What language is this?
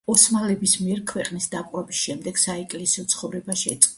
Georgian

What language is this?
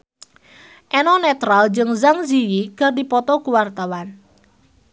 Sundanese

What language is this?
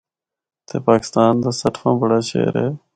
Northern Hindko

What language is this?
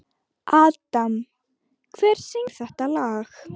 Icelandic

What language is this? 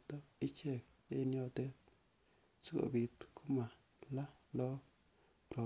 Kalenjin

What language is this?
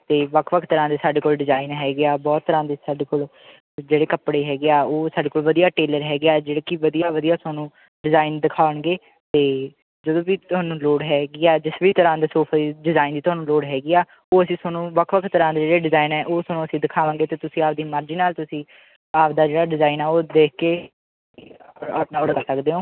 Punjabi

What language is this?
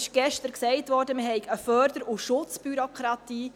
Swiss German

